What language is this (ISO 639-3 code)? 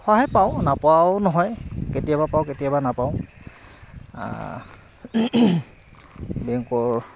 asm